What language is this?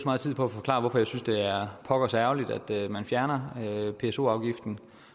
Danish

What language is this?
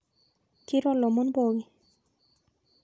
Masai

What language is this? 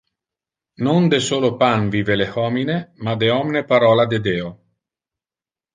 Interlingua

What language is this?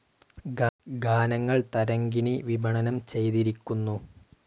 Malayalam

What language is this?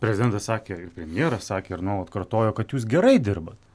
Lithuanian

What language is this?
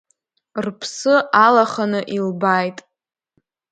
Abkhazian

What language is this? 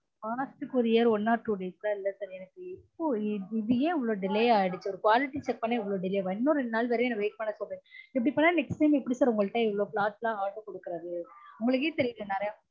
Tamil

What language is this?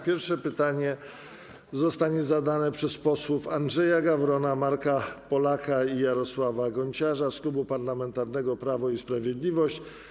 Polish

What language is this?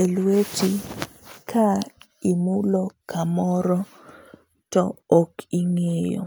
Luo (Kenya and Tanzania)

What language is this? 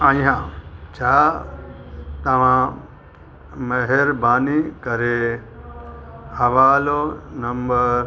Sindhi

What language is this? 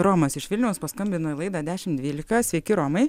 Lithuanian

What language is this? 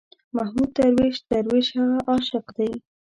Pashto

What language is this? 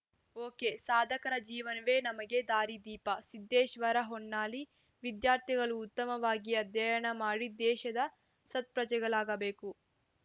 Kannada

